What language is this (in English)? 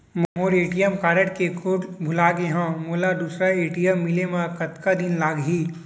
Chhattisgarhi